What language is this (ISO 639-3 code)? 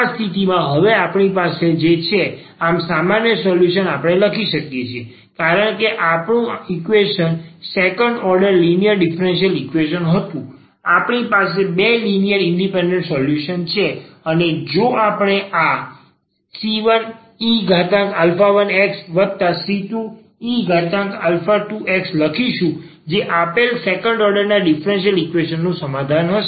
guj